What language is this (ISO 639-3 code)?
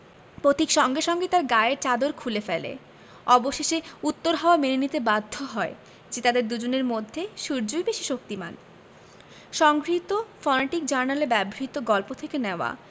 ben